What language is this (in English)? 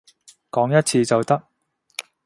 Cantonese